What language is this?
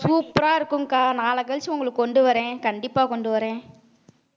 Tamil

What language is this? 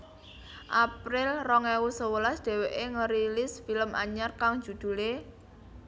Javanese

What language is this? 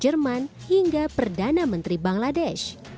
Indonesian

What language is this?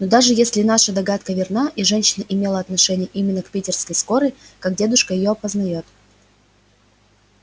Russian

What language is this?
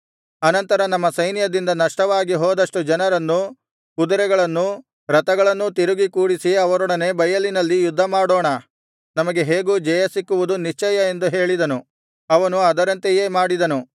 Kannada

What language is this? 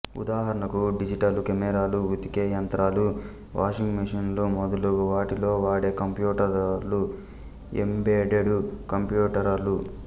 Telugu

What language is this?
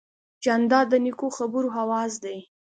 Pashto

